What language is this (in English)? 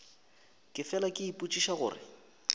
Northern Sotho